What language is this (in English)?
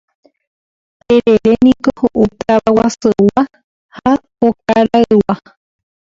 Guarani